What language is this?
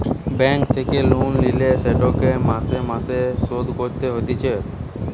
Bangla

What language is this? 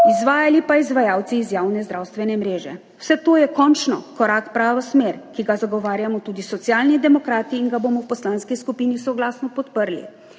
Slovenian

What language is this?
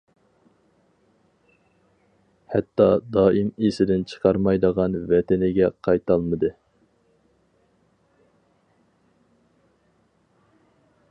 Uyghur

